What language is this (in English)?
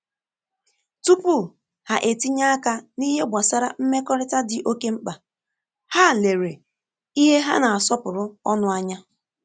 Igbo